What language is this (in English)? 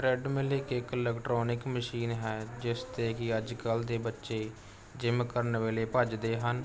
Punjabi